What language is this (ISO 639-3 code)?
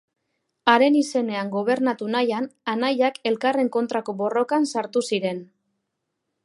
eus